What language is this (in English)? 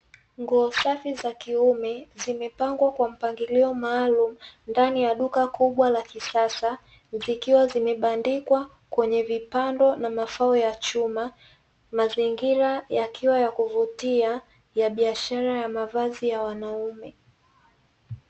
Swahili